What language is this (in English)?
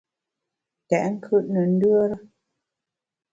Bamun